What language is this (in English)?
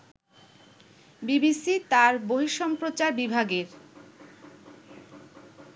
Bangla